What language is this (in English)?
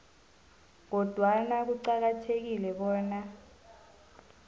South Ndebele